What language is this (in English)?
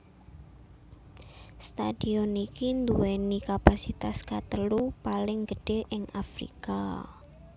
Javanese